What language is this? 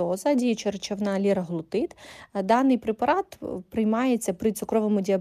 Ukrainian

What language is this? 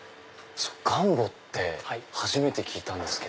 Japanese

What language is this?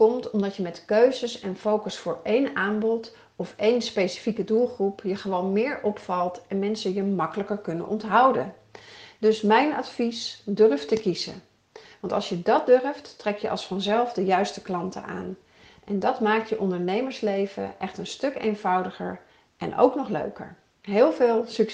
Dutch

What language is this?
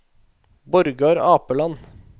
Norwegian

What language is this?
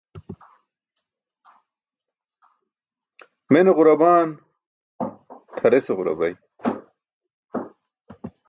Burushaski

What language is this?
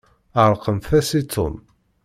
Kabyle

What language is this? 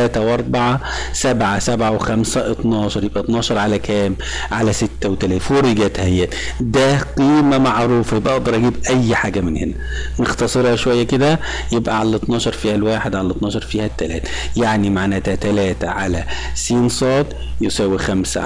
Arabic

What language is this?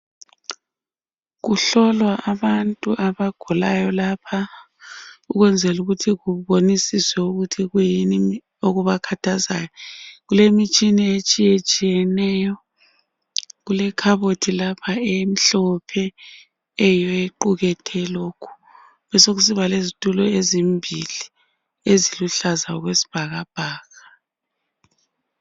North Ndebele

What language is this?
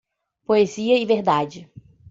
Portuguese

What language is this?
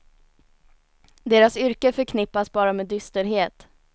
Swedish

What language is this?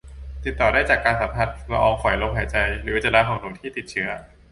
Thai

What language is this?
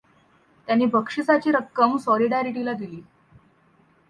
Marathi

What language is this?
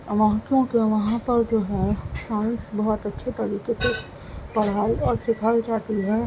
Urdu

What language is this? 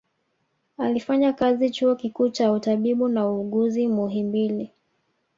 Swahili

